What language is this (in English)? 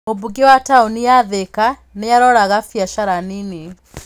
Kikuyu